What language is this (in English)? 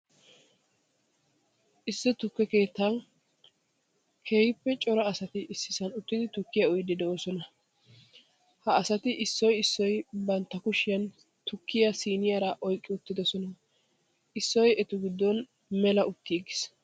Wolaytta